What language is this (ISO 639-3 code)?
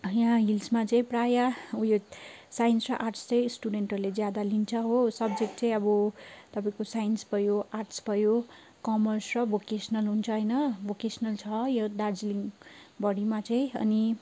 nep